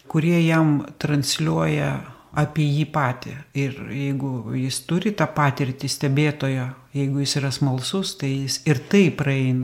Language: Lithuanian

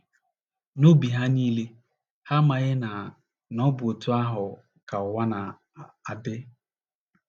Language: Igbo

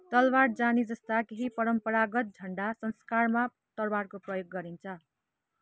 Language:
Nepali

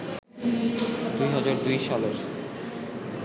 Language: Bangla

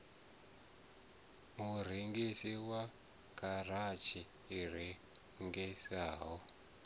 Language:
Venda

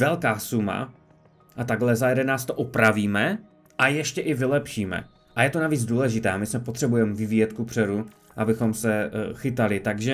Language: Czech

